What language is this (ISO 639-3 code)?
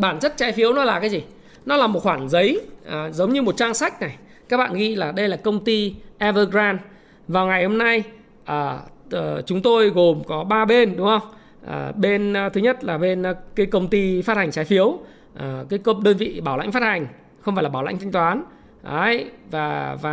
vie